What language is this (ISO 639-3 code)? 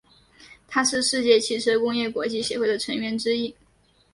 zho